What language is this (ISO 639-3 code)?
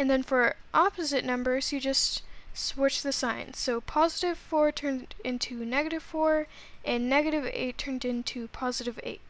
eng